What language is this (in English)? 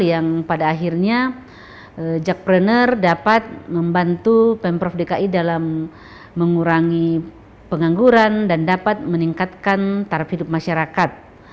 Indonesian